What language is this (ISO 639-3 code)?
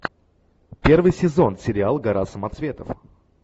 rus